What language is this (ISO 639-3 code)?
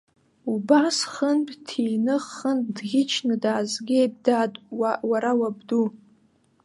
abk